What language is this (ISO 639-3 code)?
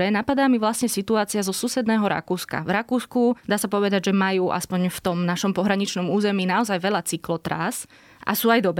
slk